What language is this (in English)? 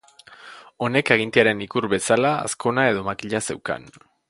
Basque